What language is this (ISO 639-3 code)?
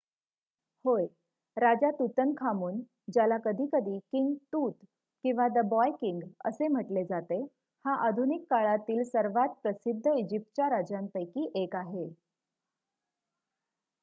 mar